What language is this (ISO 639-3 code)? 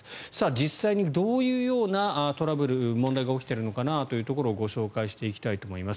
jpn